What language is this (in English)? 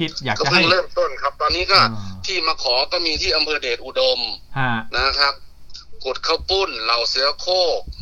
Thai